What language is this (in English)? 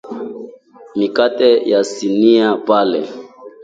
Swahili